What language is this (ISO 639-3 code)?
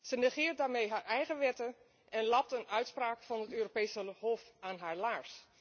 nld